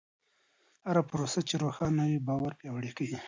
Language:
Pashto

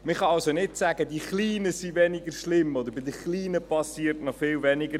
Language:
Swiss German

